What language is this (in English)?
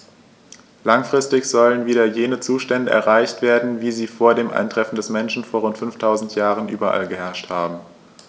German